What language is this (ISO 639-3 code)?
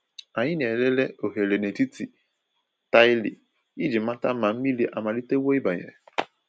ibo